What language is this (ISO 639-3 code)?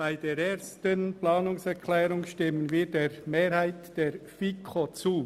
gsw